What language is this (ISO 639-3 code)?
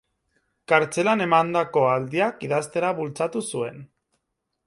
eus